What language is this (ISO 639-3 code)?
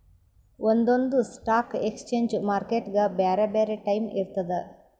kan